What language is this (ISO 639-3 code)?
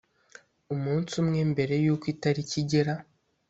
kin